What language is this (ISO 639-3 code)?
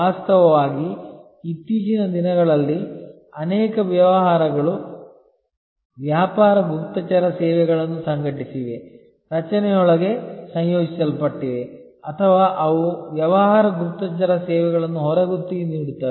kan